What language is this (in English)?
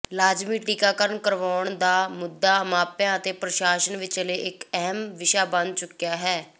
Punjabi